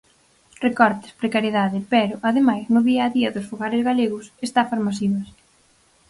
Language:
Galician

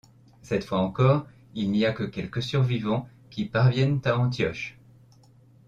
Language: French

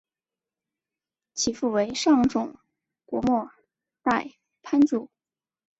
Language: Chinese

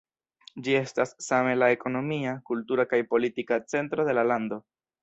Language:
Esperanto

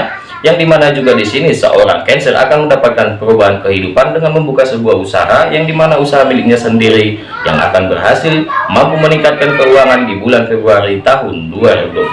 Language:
Indonesian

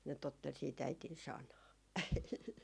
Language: Finnish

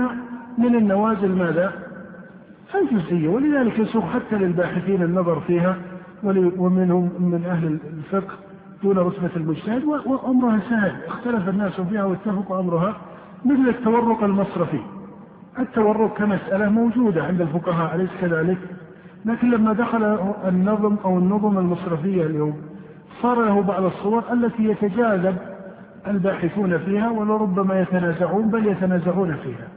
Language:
Arabic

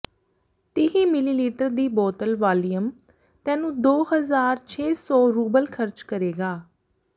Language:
Punjabi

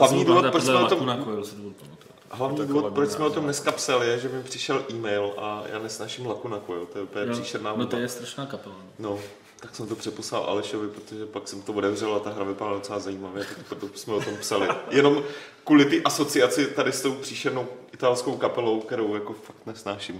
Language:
Czech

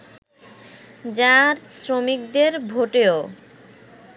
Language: Bangla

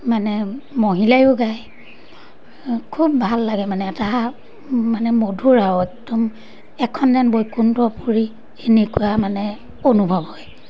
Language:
Assamese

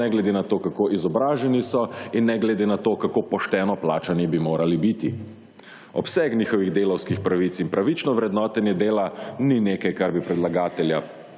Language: Slovenian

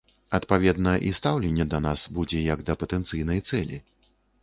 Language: Belarusian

